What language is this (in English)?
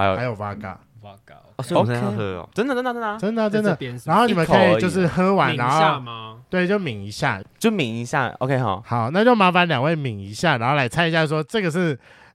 Chinese